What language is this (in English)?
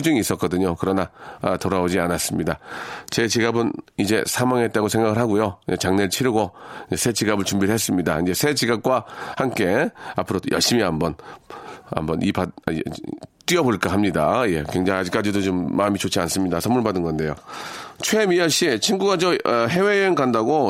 Korean